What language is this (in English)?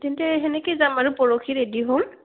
Assamese